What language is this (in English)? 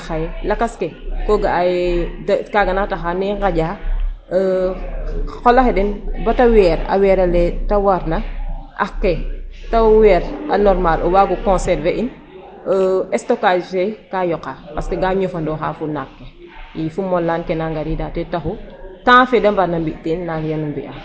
Serer